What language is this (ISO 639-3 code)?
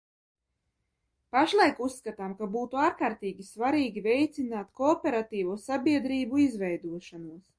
lav